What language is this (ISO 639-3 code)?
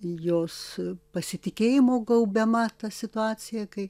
lit